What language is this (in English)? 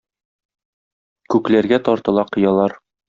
Tatar